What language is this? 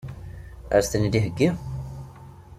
Kabyle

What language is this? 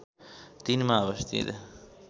Nepali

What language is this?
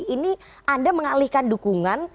Indonesian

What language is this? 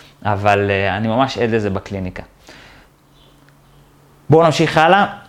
Hebrew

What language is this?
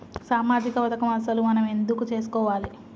Telugu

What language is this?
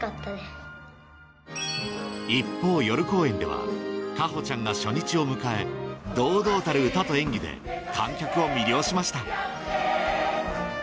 Japanese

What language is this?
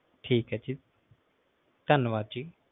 Punjabi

